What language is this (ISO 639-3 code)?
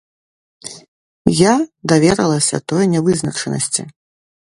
bel